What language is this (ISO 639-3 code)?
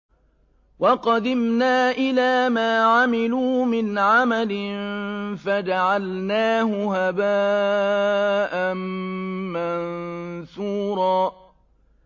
ara